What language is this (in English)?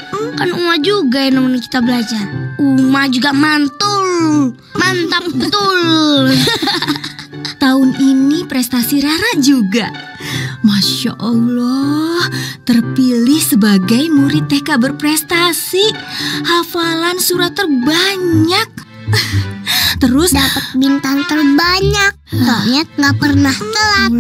Indonesian